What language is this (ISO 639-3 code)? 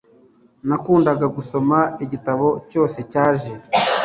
kin